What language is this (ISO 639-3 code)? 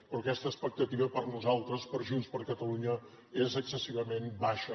cat